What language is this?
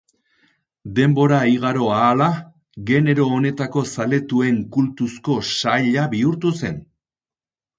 Basque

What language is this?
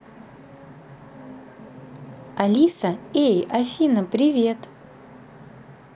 Russian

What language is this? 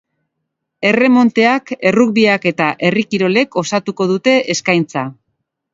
Basque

